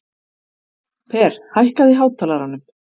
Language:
Icelandic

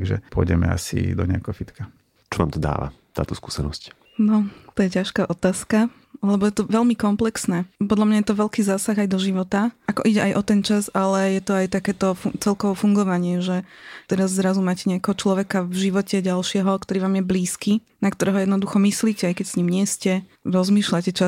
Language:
Slovak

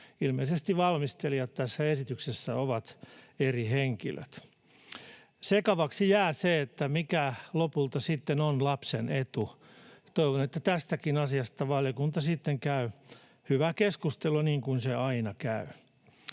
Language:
Finnish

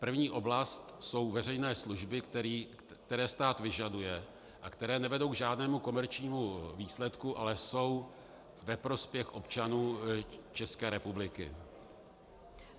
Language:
Czech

